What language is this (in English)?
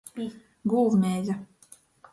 Latgalian